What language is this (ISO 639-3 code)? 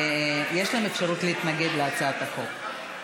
heb